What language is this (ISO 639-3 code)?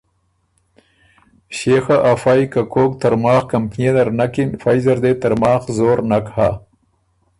oru